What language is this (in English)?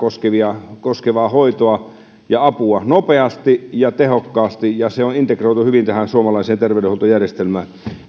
Finnish